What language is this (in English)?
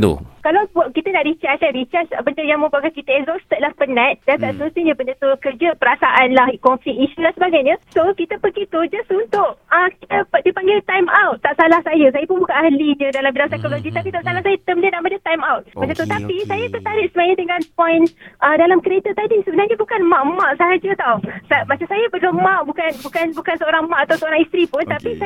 Malay